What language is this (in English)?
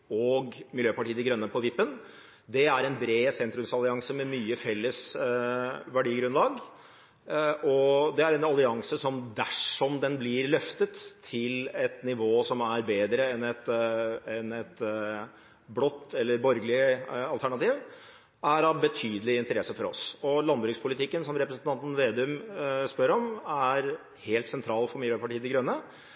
Norwegian Bokmål